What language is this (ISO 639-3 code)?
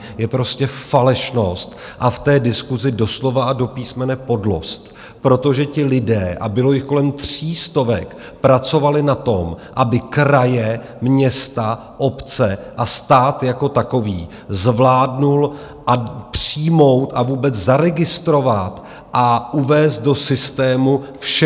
ces